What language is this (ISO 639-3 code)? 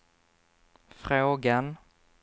swe